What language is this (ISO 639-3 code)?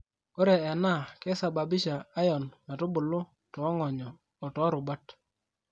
mas